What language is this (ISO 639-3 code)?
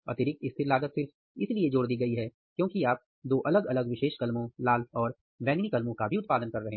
hin